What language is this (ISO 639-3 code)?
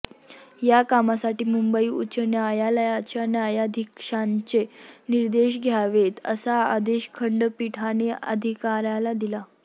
mar